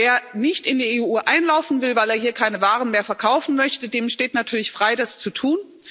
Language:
German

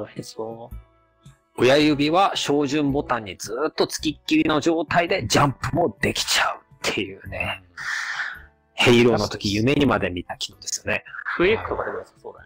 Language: Japanese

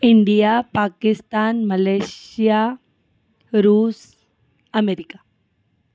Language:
Sindhi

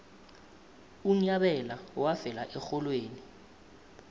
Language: South Ndebele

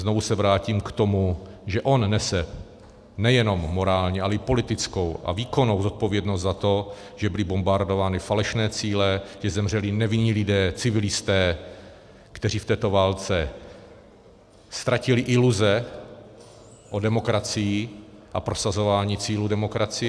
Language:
Czech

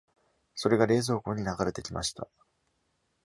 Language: Japanese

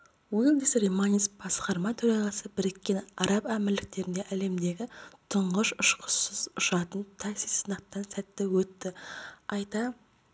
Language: Kazakh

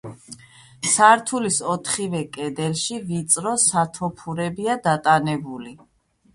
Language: Georgian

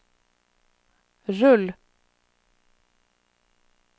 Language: Norwegian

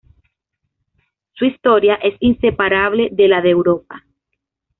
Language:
Spanish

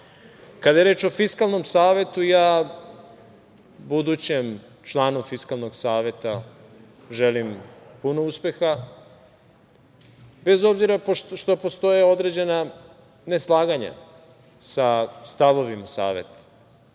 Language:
Serbian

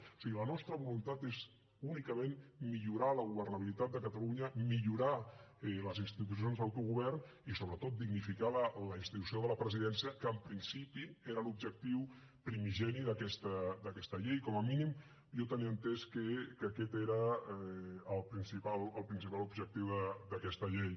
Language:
Catalan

